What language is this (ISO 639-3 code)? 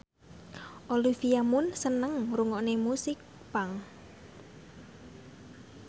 jav